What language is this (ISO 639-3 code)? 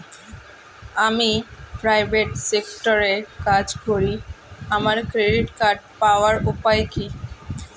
ben